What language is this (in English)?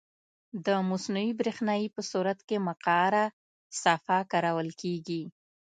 Pashto